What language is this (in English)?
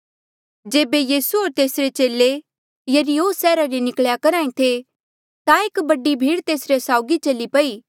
Mandeali